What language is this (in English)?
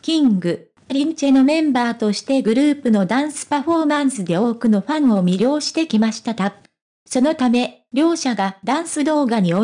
Japanese